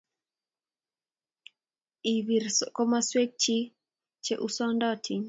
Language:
Kalenjin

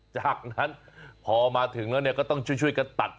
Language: Thai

